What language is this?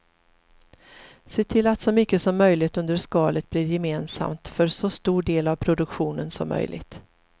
Swedish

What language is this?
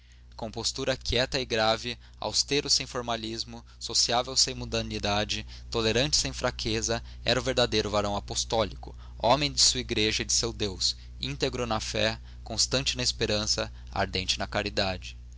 Portuguese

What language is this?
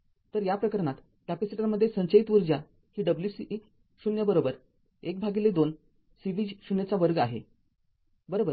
Marathi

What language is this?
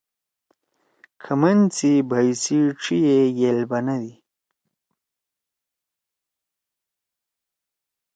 Torwali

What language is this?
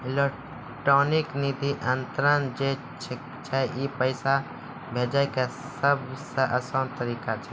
Maithili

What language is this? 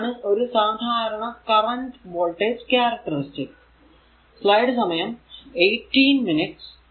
Malayalam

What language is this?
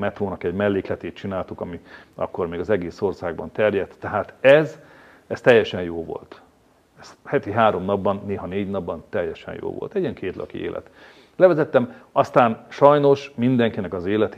Hungarian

